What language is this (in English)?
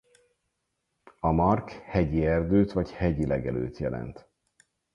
Hungarian